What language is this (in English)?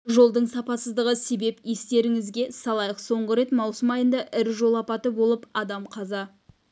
Kazakh